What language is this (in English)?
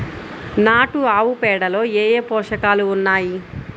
Telugu